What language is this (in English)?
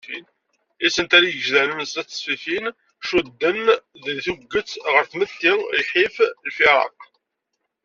Kabyle